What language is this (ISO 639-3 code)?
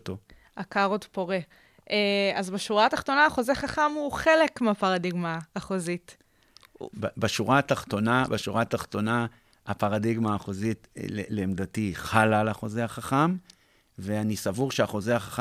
heb